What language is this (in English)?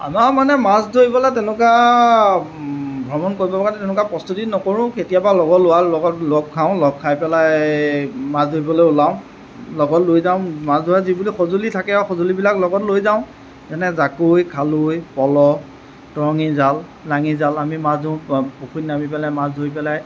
Assamese